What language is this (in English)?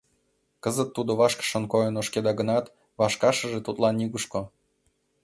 Mari